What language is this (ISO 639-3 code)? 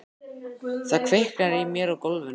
isl